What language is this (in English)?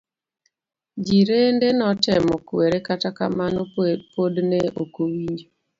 Luo (Kenya and Tanzania)